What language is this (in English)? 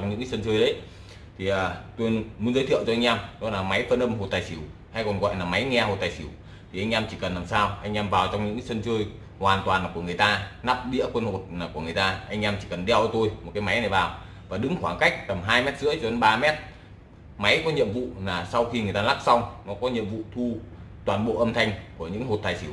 Vietnamese